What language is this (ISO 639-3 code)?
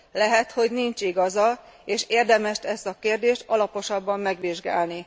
hun